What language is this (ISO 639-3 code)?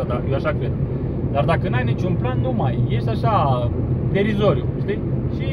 ron